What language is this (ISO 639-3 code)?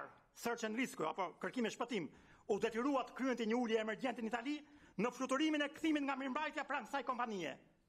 ron